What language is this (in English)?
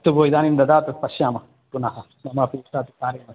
Sanskrit